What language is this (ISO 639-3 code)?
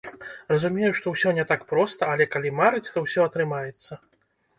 bel